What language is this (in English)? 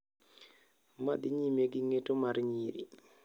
Luo (Kenya and Tanzania)